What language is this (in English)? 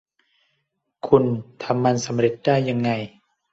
Thai